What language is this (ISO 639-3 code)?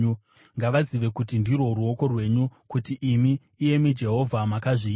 sna